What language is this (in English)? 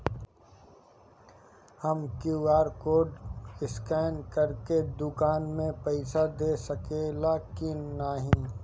Bhojpuri